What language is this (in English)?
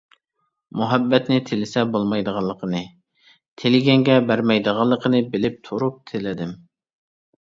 Uyghur